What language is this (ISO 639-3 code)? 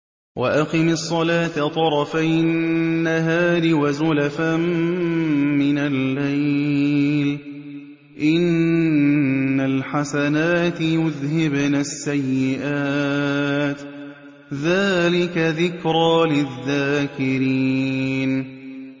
ara